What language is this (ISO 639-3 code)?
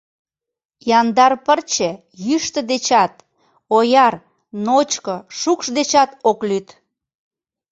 chm